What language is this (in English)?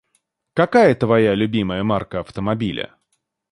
Russian